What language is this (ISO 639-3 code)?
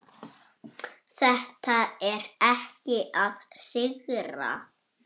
isl